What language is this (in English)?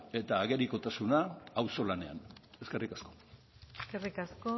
Basque